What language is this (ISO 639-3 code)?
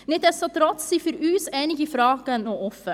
gsw